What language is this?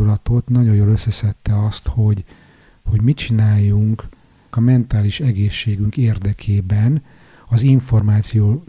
Hungarian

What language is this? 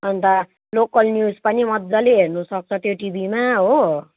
Nepali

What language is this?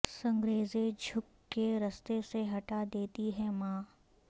Urdu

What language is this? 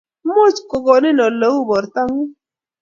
Kalenjin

